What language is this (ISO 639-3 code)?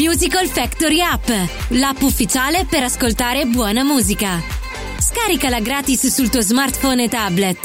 ita